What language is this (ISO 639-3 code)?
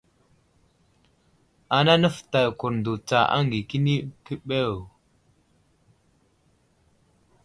udl